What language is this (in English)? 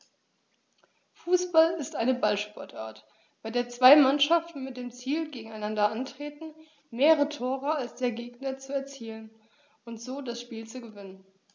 German